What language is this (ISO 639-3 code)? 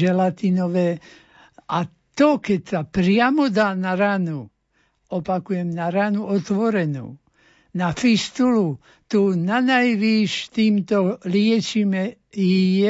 slk